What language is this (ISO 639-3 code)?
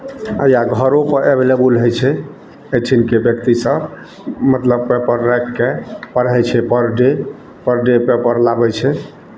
mai